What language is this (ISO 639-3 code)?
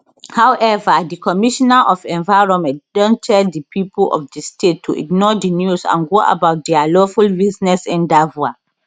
pcm